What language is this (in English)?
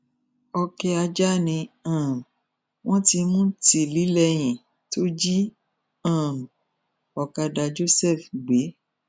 Yoruba